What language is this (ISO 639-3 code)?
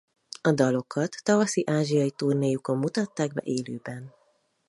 hun